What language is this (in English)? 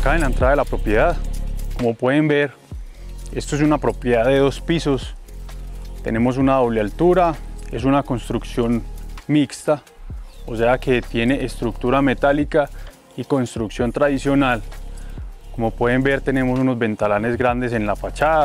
Spanish